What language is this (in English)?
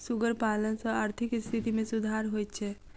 Maithili